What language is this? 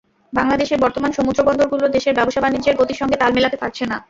Bangla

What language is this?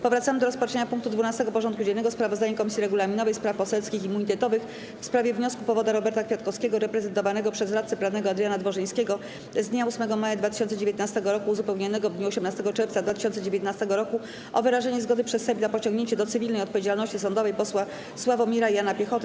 Polish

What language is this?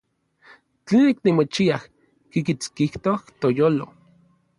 Orizaba Nahuatl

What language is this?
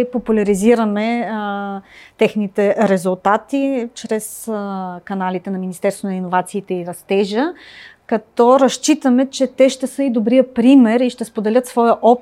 Bulgarian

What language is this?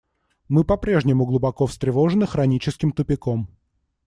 Russian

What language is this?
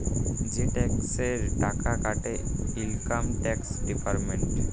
Bangla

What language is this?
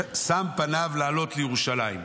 Hebrew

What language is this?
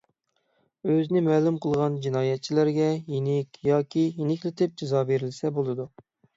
Uyghur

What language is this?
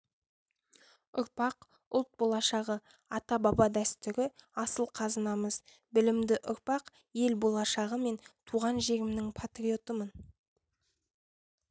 Kazakh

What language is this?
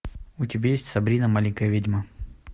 Russian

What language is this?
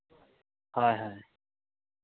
Santali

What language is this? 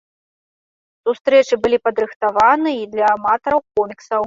Belarusian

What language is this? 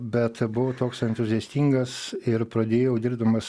Lithuanian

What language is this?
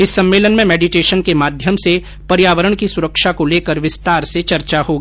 Hindi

